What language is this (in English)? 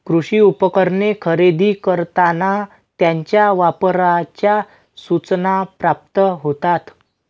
Marathi